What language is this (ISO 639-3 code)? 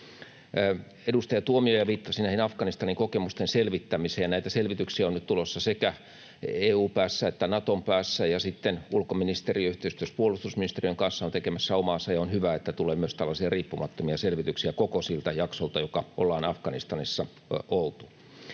fin